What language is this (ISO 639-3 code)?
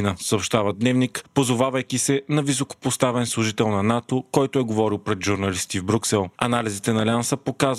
bul